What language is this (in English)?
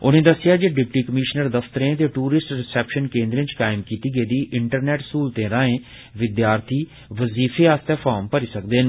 Dogri